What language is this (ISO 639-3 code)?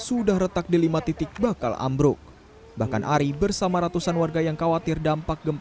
ind